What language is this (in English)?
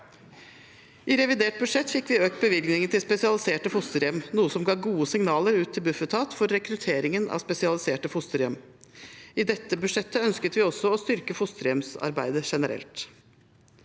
Norwegian